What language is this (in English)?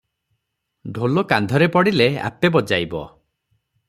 Odia